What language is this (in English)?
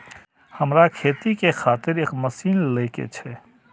Maithili